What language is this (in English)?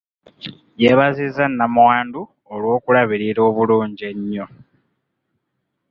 Ganda